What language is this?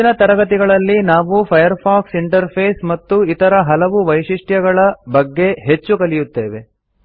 Kannada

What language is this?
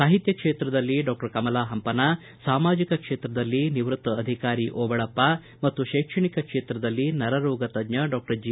Kannada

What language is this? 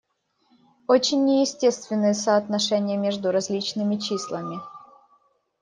Russian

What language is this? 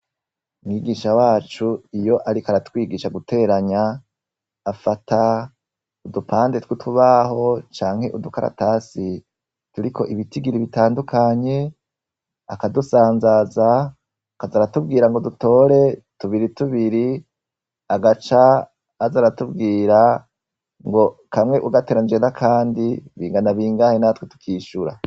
Rundi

